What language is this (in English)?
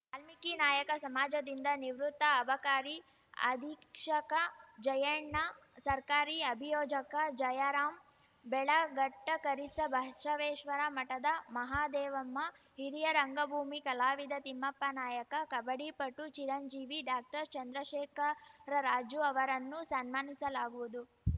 Kannada